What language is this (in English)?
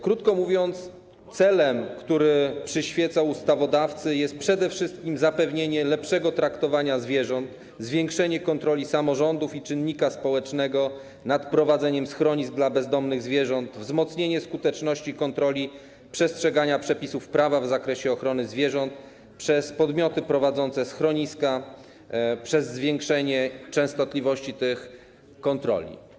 Polish